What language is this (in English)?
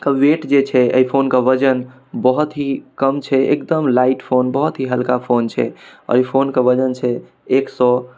Maithili